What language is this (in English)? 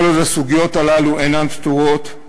Hebrew